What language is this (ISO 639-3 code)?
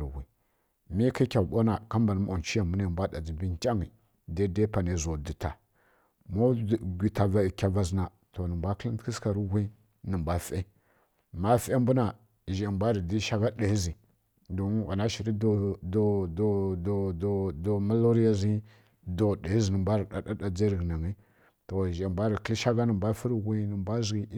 fkk